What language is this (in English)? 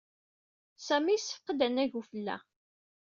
Kabyle